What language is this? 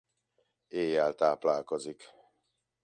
Hungarian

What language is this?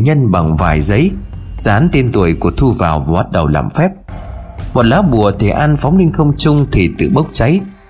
Vietnamese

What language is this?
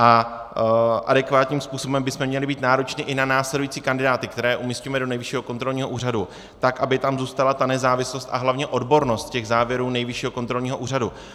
Czech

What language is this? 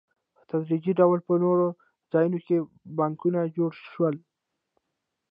Pashto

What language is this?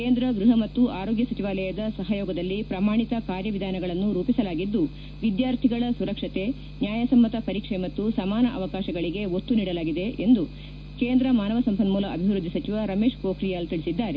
Kannada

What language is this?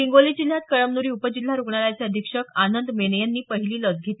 Marathi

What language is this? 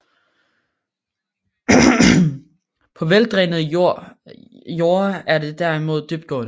Danish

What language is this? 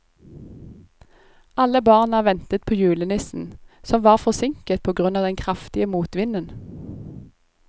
Norwegian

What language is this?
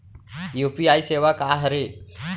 Chhattisgarhi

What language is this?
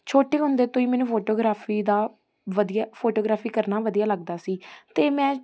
Punjabi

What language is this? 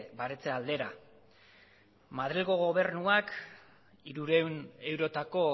Basque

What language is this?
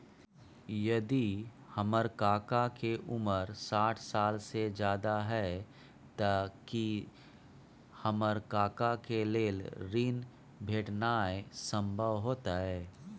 Maithili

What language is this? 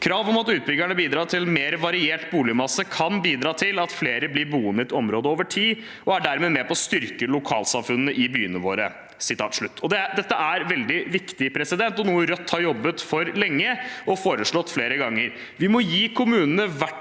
Norwegian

